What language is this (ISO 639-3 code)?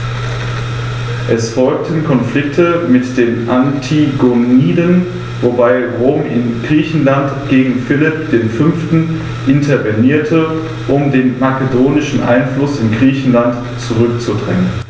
deu